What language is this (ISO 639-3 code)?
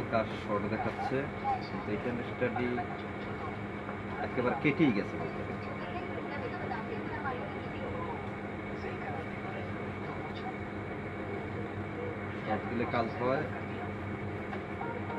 ben